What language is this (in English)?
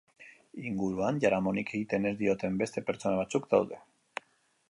Basque